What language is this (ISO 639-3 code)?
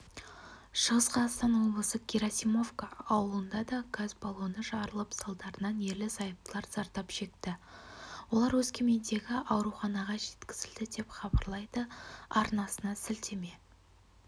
kaz